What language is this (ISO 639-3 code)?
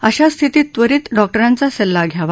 mar